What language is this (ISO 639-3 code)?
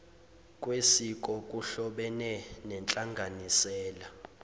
zul